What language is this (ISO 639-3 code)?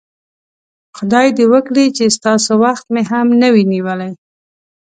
pus